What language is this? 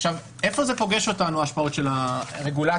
Hebrew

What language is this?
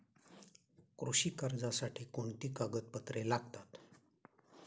Marathi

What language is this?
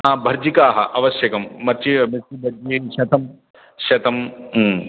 Sanskrit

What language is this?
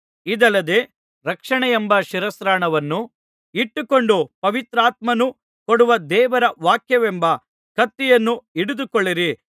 Kannada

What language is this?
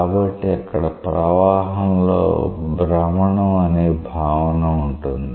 Telugu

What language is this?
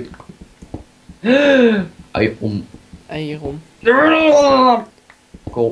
Dutch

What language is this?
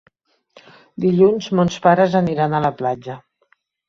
Catalan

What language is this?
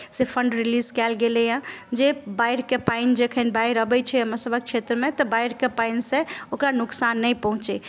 Maithili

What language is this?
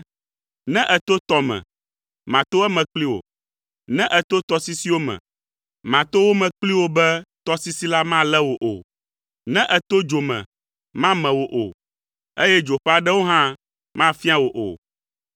Ewe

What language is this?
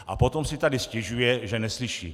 Czech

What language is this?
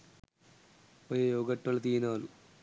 Sinhala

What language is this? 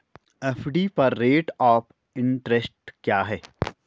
Hindi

